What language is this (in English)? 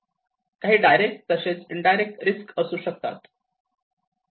Marathi